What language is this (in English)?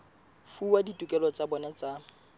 Southern Sotho